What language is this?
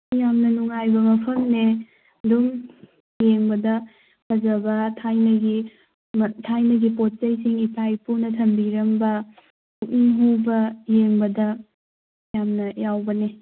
Manipuri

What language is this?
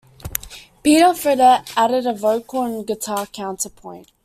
English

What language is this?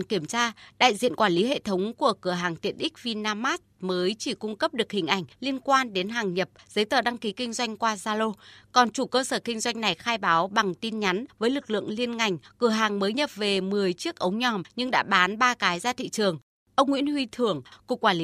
Vietnamese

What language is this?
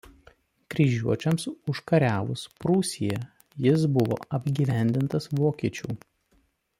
Lithuanian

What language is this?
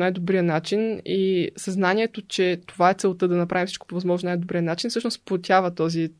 Bulgarian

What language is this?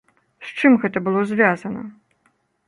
Belarusian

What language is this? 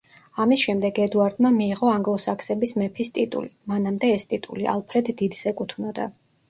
Georgian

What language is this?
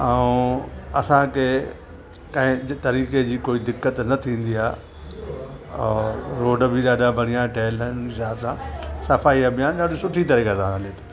Sindhi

